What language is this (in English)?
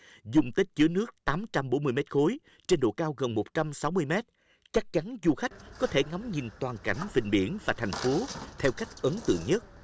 Vietnamese